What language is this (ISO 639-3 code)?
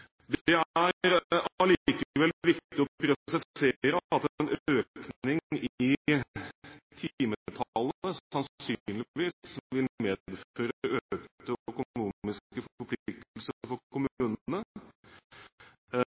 nob